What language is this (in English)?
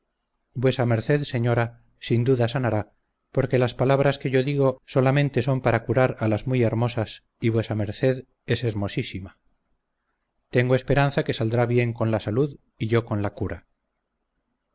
Spanish